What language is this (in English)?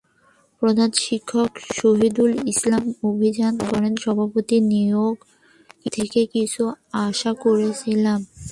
Bangla